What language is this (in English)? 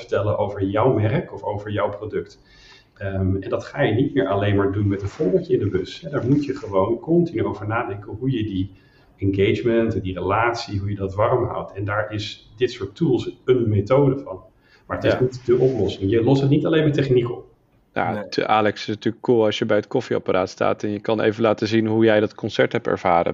Dutch